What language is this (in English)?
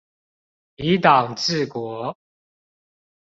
Chinese